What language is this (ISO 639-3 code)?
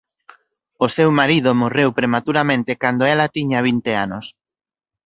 glg